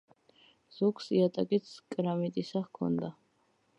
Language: Georgian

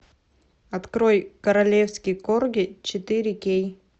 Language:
Russian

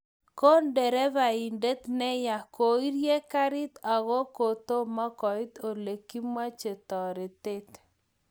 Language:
Kalenjin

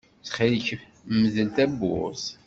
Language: Kabyle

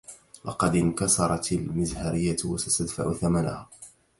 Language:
Arabic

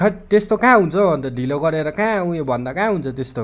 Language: Nepali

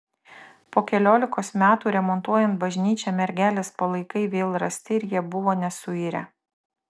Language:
Lithuanian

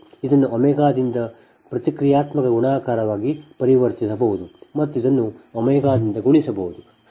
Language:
Kannada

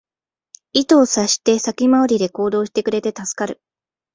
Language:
Japanese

